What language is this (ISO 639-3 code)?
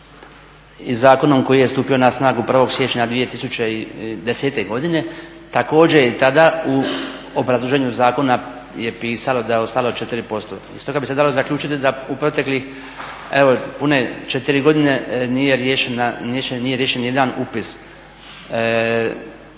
hrv